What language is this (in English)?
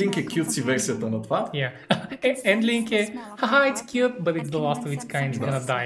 Bulgarian